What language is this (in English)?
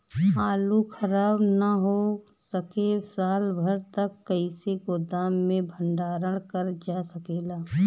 Bhojpuri